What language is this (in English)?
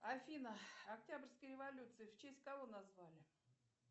Russian